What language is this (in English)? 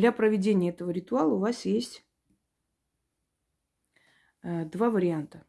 Russian